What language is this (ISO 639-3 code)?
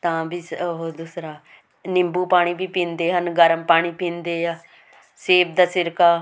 pan